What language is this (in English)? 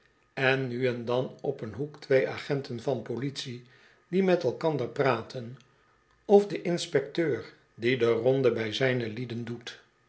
Dutch